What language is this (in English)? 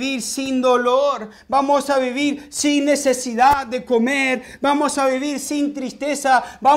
Spanish